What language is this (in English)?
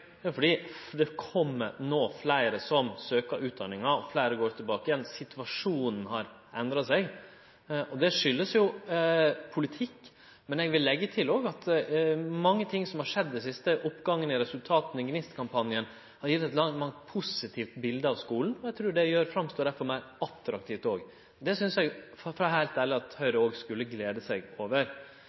Norwegian Nynorsk